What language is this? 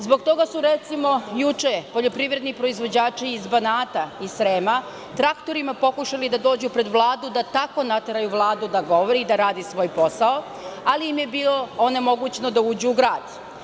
Serbian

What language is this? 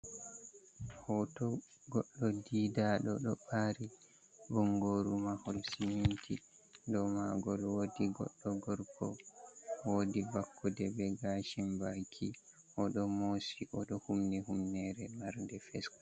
Fula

